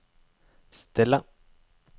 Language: Norwegian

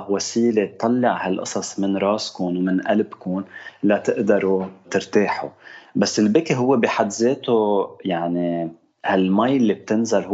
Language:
Arabic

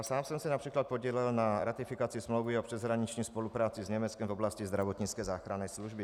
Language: Czech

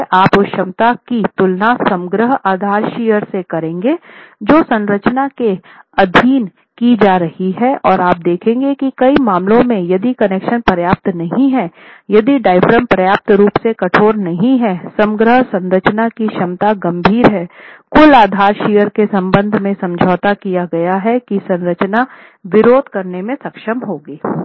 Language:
Hindi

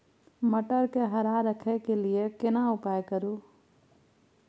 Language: Maithili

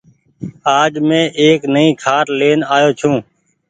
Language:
Goaria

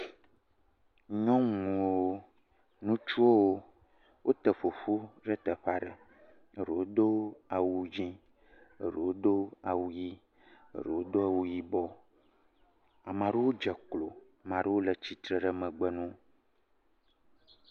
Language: Ewe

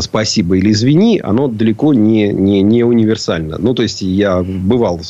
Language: Russian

